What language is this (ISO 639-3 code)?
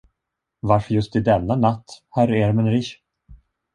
swe